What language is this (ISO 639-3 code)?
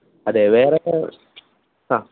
mal